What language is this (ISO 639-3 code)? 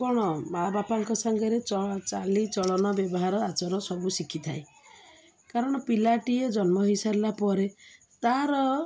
ori